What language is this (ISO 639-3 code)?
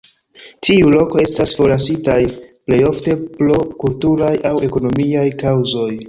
epo